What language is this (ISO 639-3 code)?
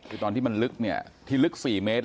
tha